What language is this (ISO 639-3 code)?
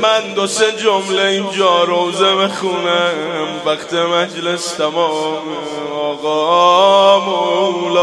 fas